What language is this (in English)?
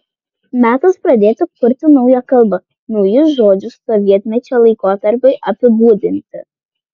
Lithuanian